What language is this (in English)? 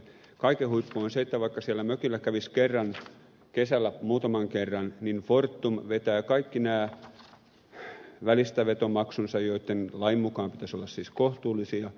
Finnish